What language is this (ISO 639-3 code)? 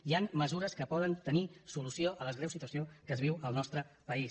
cat